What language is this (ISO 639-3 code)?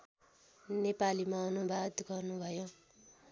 nep